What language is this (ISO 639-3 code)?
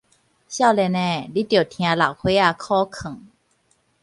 nan